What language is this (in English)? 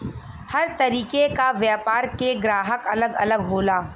Bhojpuri